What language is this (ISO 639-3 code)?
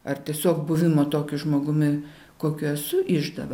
lit